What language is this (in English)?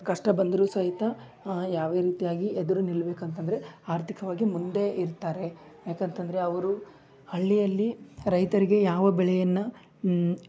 Kannada